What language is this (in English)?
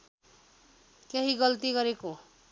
Nepali